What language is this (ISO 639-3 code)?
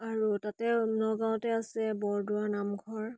asm